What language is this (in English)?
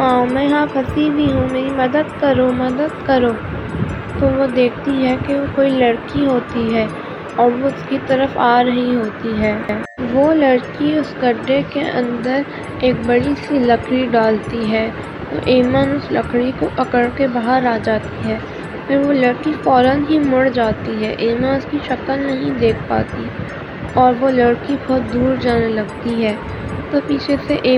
Urdu